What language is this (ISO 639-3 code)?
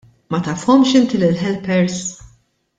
mlt